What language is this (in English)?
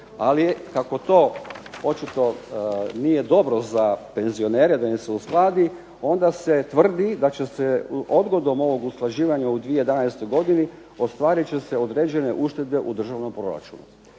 Croatian